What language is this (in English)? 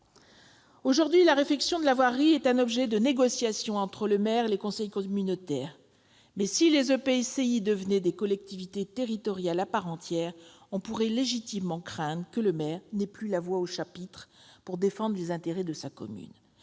French